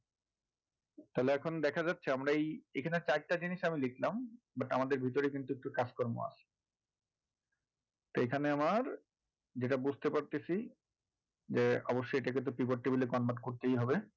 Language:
Bangla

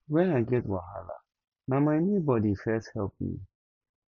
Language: Nigerian Pidgin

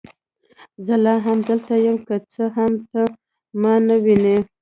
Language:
Pashto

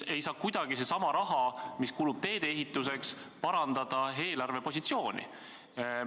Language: Estonian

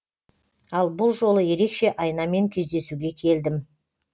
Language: Kazakh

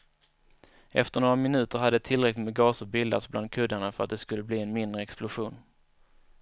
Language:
Swedish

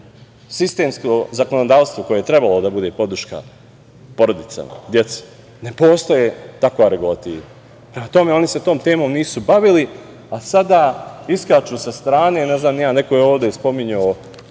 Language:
Serbian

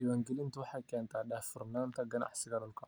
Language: Somali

